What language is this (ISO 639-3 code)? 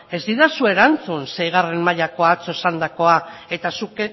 eus